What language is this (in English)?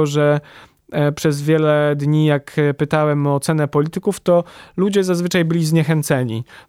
Polish